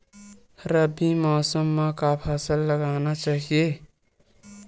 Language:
Chhattisgarhi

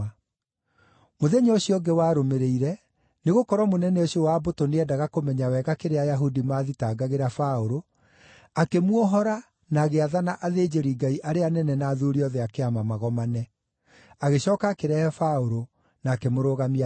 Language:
Kikuyu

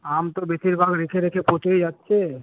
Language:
Bangla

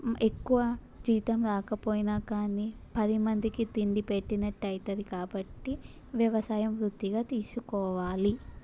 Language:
Telugu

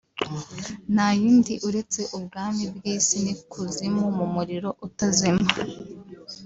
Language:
Kinyarwanda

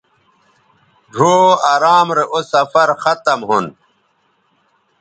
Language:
Bateri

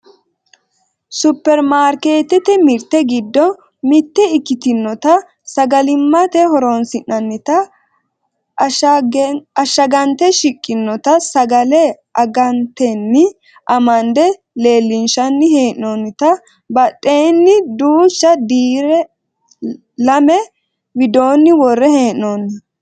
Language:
Sidamo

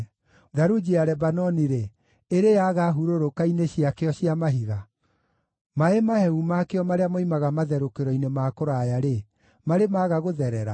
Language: Kikuyu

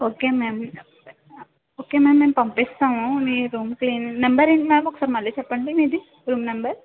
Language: Telugu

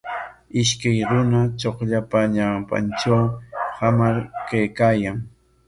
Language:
Corongo Ancash Quechua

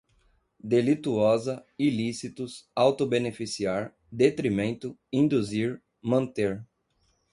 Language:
Portuguese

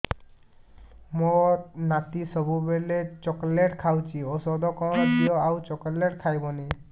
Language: Odia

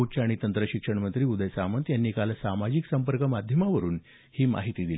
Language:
Marathi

